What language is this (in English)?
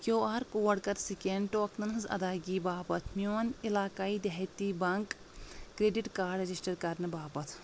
Kashmiri